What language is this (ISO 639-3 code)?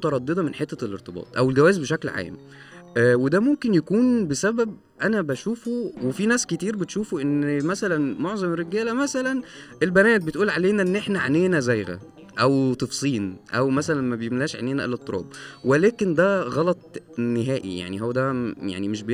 ara